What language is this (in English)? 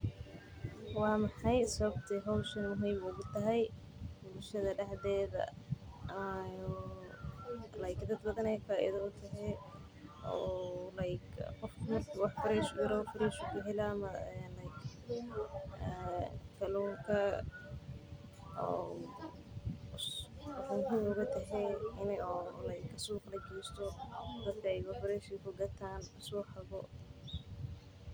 Somali